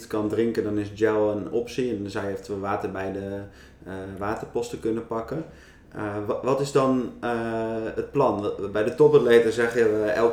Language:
Dutch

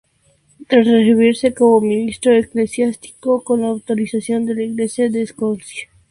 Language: Spanish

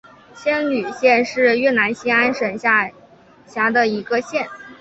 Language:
Chinese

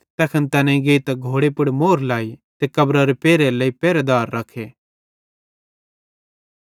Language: Bhadrawahi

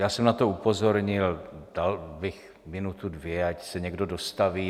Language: Czech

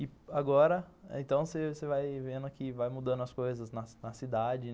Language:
Portuguese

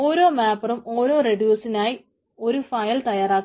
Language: Malayalam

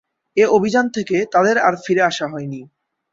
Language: Bangla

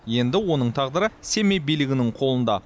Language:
Kazakh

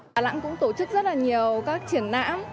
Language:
Vietnamese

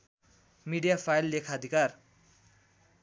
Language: Nepali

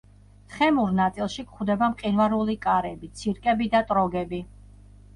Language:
Georgian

